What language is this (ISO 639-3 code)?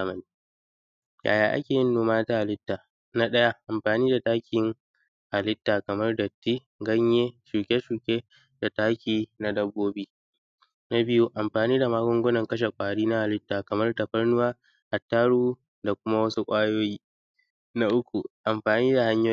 hau